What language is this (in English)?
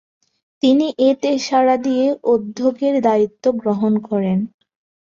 Bangla